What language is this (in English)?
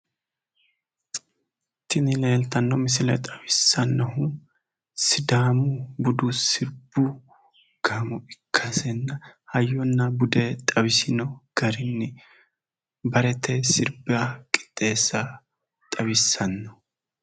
Sidamo